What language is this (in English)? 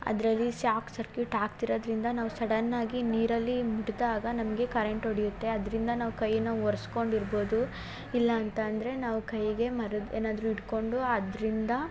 Kannada